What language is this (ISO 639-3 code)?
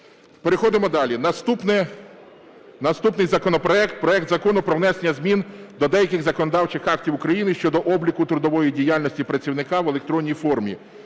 ukr